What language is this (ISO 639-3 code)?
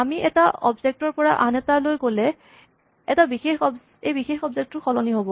asm